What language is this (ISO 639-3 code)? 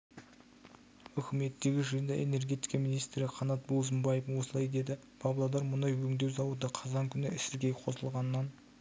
kaz